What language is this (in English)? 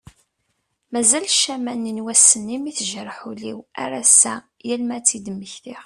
Kabyle